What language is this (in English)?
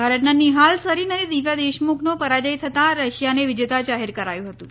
Gujarati